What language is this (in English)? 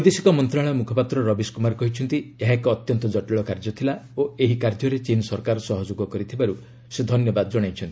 Odia